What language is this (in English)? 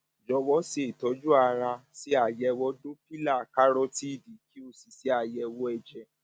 Yoruba